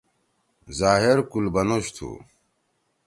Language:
Torwali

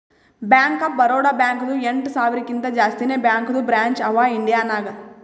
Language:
Kannada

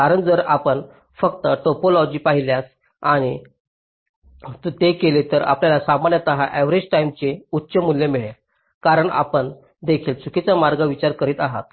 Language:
Marathi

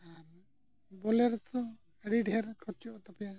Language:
Santali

